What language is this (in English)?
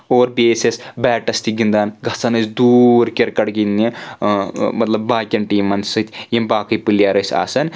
Kashmiri